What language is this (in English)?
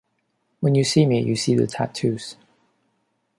English